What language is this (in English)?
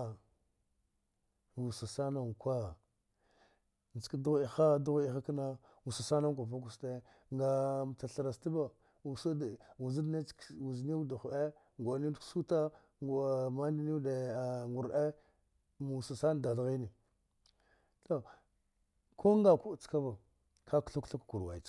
Dghwede